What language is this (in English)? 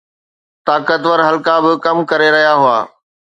Sindhi